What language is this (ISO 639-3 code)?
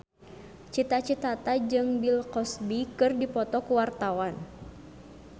sun